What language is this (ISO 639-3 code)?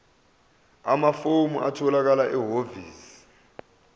zul